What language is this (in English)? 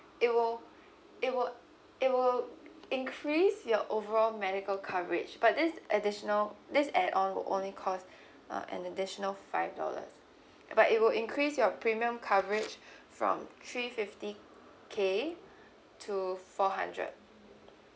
English